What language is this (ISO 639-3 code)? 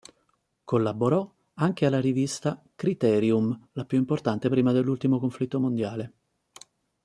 ita